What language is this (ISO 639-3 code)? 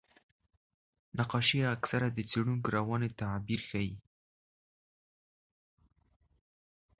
pus